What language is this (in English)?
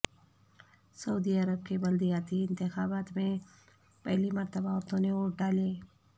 Urdu